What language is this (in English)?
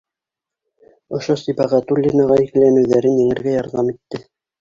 Bashkir